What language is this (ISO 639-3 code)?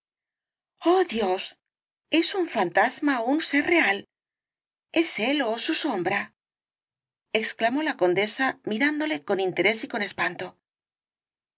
spa